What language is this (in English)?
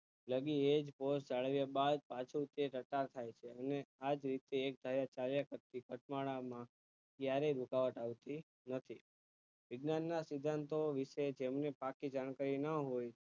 Gujarati